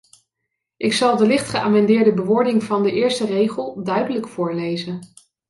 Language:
Dutch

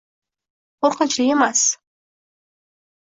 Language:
Uzbek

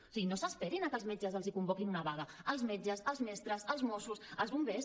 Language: Catalan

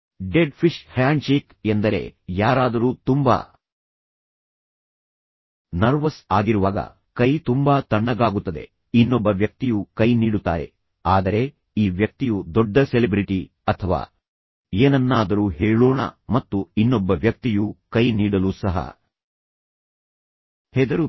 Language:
Kannada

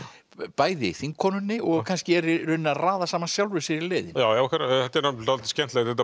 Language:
Icelandic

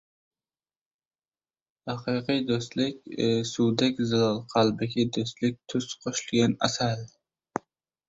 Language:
Uzbek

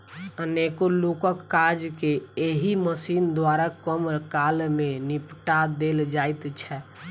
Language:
Maithili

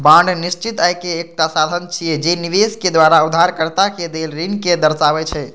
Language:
Maithili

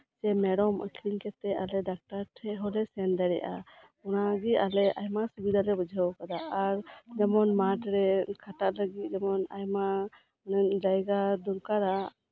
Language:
Santali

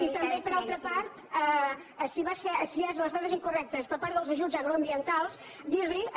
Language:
Catalan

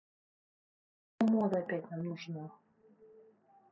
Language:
Russian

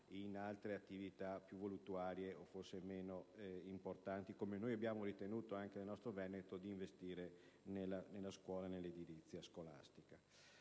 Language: Italian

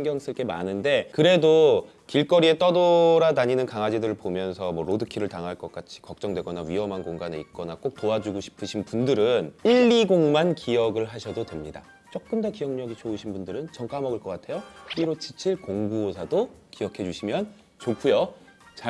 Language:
Korean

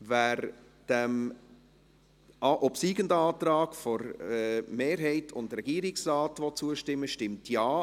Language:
Swiss German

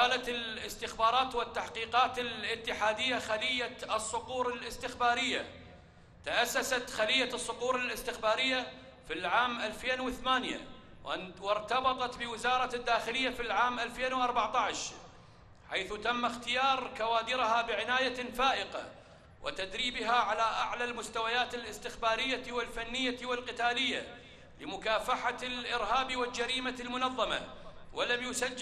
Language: Arabic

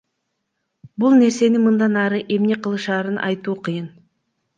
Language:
Kyrgyz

